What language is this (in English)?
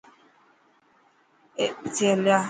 Dhatki